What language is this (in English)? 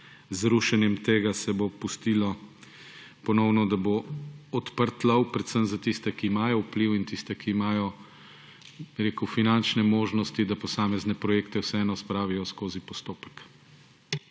Slovenian